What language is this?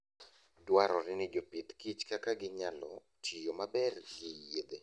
Luo (Kenya and Tanzania)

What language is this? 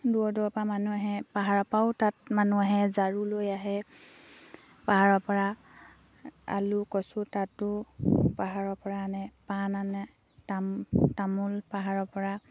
Assamese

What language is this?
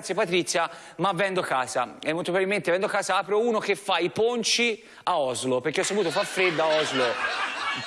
Italian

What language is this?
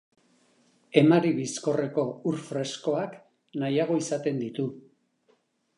Basque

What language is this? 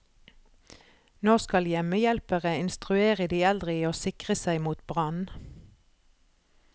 Norwegian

